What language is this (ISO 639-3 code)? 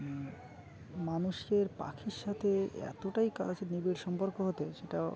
ben